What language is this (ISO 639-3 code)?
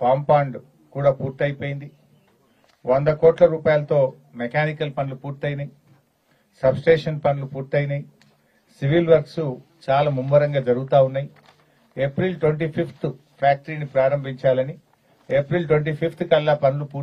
tel